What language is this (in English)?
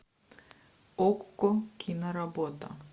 Russian